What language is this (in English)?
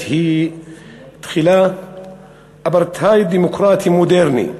Hebrew